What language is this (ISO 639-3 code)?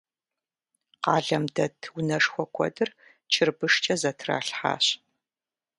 kbd